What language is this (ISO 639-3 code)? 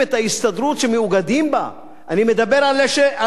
heb